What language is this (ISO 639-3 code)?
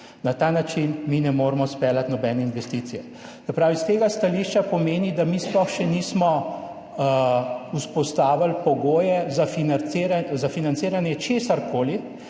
slv